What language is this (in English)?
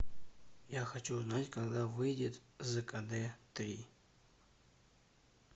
Russian